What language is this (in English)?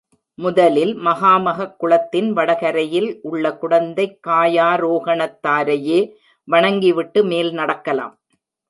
Tamil